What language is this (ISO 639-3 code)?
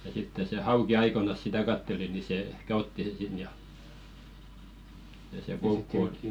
fin